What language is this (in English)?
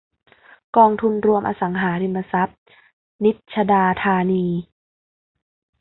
Thai